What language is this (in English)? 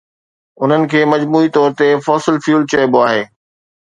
Sindhi